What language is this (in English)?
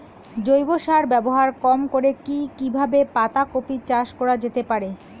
Bangla